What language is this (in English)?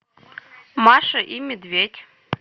Russian